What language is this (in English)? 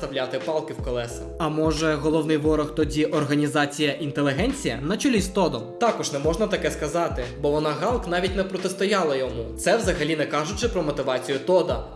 Ukrainian